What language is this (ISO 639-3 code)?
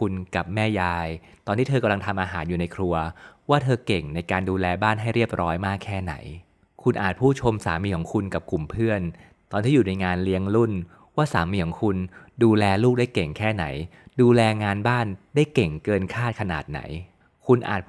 tha